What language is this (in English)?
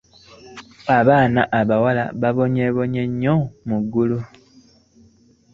Ganda